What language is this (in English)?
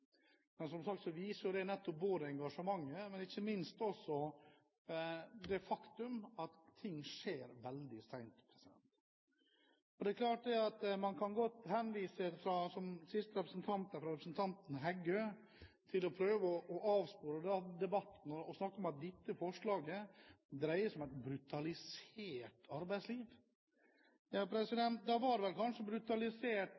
Norwegian Bokmål